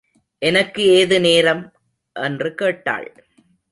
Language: Tamil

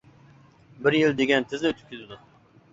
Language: Uyghur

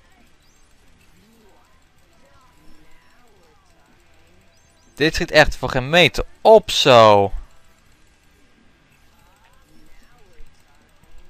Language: Dutch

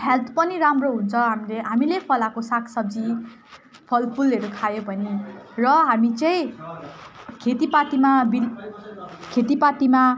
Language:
Nepali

